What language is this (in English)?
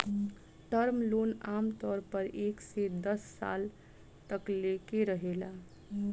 Bhojpuri